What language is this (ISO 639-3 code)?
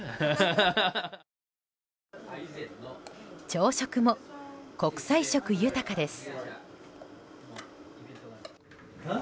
jpn